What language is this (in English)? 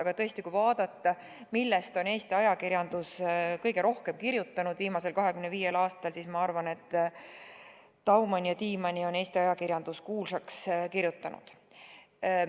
Estonian